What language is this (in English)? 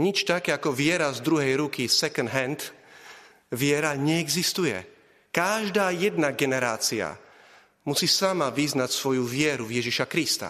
Slovak